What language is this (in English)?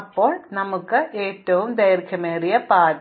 Malayalam